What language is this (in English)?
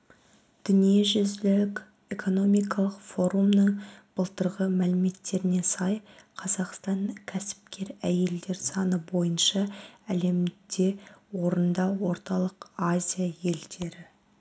Kazakh